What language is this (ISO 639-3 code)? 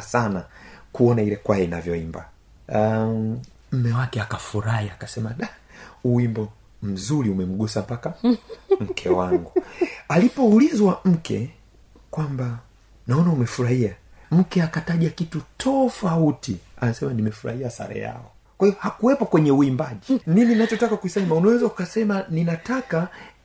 swa